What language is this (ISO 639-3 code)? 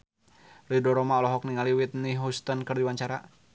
sun